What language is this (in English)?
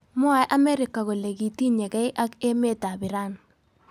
Kalenjin